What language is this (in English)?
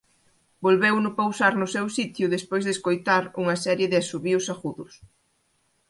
Galician